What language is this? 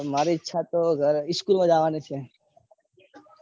Gujarati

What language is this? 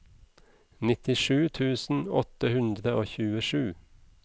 Norwegian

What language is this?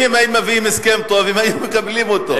Hebrew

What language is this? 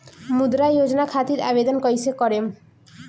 Bhojpuri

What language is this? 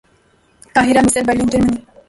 Urdu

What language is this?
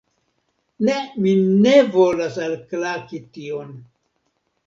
Esperanto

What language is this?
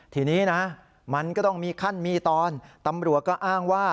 Thai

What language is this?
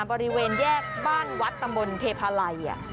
Thai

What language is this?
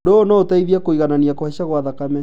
Kikuyu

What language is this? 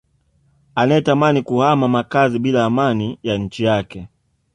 Swahili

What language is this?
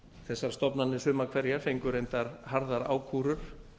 Icelandic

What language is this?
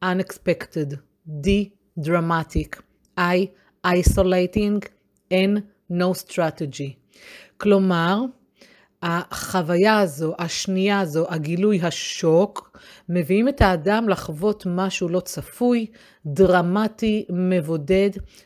Hebrew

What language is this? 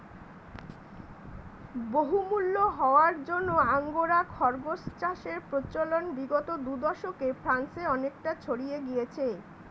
Bangla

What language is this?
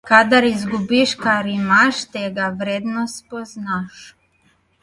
Slovenian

